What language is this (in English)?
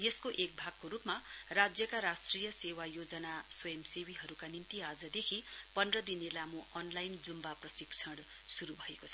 Nepali